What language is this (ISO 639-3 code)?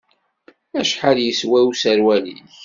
kab